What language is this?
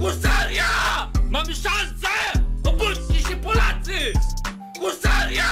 Polish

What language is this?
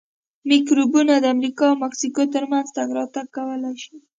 Pashto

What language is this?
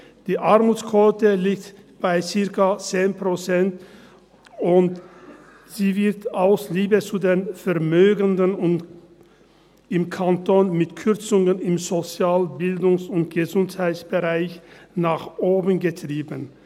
Swiss German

